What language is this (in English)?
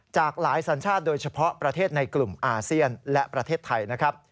Thai